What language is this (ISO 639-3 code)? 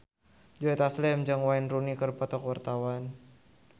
sun